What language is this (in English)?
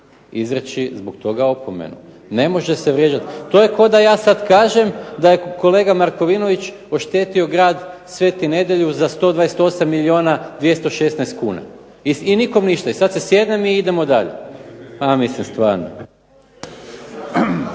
Croatian